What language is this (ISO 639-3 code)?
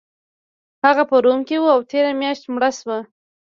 pus